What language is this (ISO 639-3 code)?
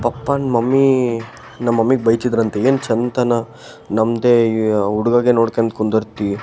kan